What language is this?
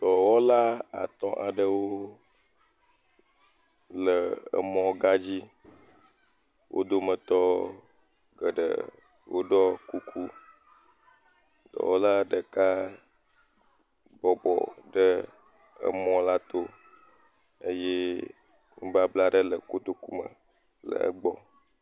Ewe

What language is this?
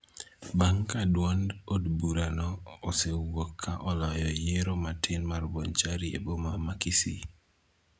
Luo (Kenya and Tanzania)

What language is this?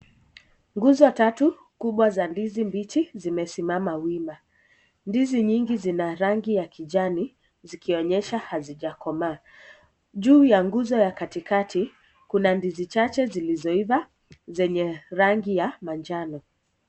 Swahili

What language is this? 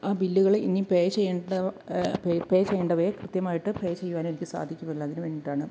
Malayalam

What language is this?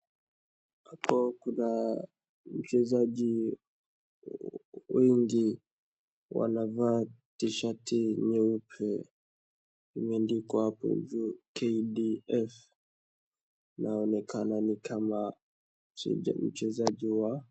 Swahili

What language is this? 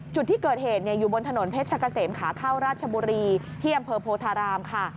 Thai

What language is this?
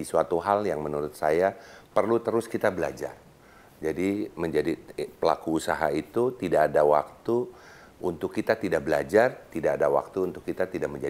Indonesian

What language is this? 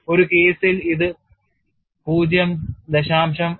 Malayalam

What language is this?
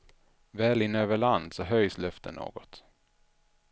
Swedish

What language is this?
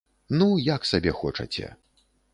Belarusian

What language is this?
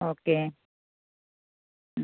Malayalam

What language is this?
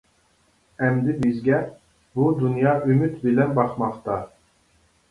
Uyghur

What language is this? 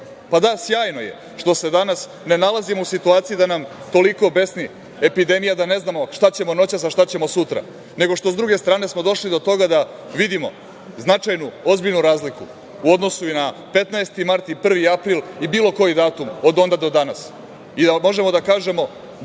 Serbian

